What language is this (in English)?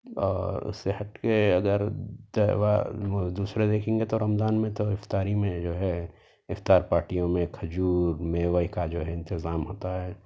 Urdu